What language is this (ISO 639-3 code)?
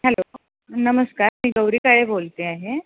mar